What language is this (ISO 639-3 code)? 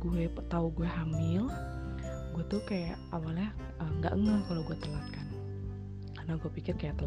ind